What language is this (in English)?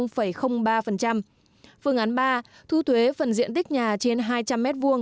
Vietnamese